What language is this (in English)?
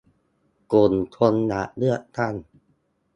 Thai